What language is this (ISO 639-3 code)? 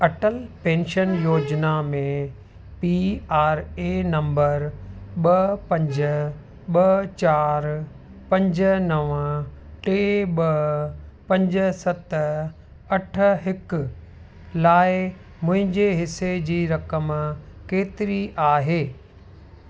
snd